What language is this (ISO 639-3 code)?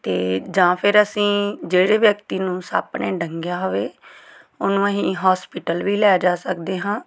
pan